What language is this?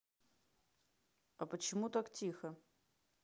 Russian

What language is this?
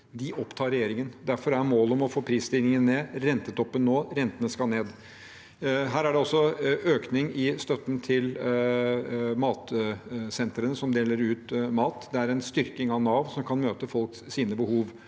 Norwegian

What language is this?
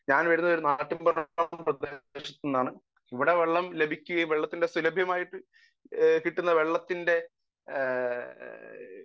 Malayalam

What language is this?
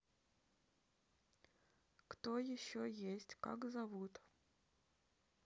Russian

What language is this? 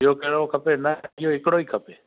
Sindhi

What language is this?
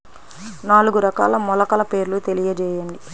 Telugu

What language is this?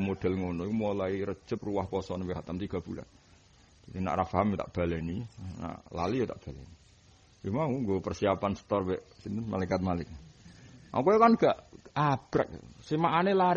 Indonesian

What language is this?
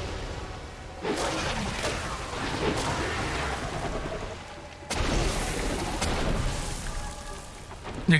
Spanish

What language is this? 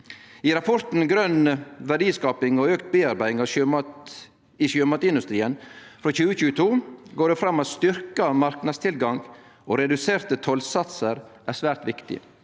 Norwegian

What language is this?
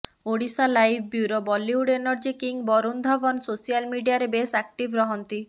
Odia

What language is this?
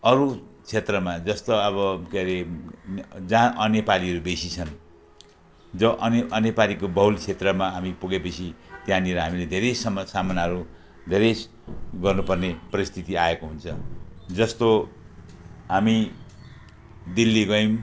Nepali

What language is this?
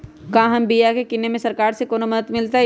Magahi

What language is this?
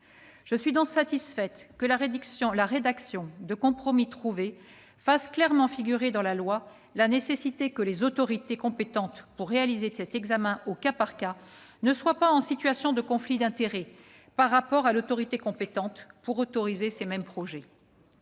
French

